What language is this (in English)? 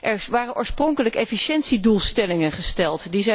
Dutch